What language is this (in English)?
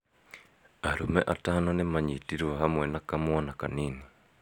Kikuyu